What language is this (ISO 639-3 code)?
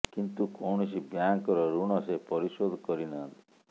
ori